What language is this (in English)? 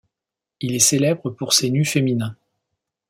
French